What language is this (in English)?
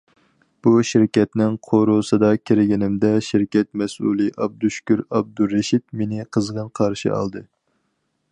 Uyghur